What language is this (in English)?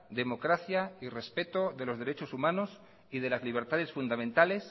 Spanish